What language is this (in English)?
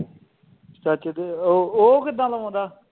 Punjabi